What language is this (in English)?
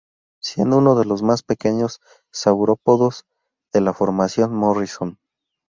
Spanish